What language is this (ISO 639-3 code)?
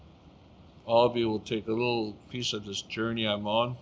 eng